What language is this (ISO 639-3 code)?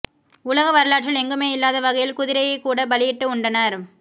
tam